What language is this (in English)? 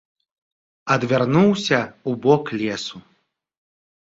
Belarusian